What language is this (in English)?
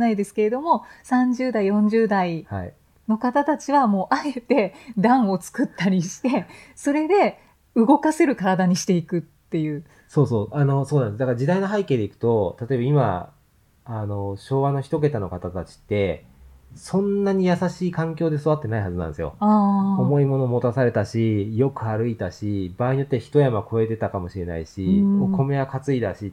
Japanese